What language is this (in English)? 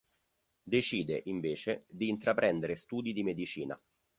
Italian